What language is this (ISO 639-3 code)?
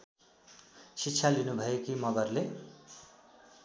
nep